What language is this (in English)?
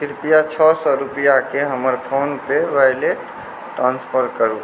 Maithili